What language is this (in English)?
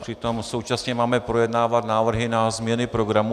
Czech